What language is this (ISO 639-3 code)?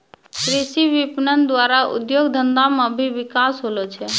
mai